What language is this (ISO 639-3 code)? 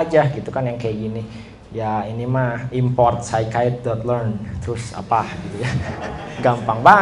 ind